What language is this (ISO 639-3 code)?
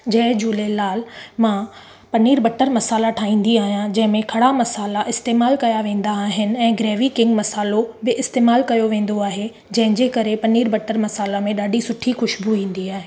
snd